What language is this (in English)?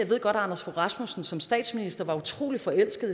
Danish